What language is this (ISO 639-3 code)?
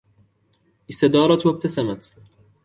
ara